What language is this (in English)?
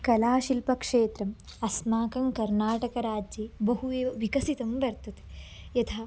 Sanskrit